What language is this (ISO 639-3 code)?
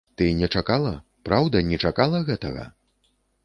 bel